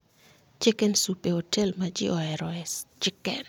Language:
Luo (Kenya and Tanzania)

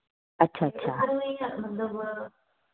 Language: Dogri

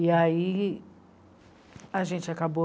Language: Portuguese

